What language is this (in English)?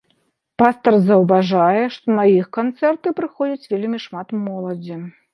Belarusian